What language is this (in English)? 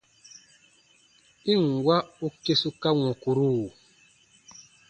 Baatonum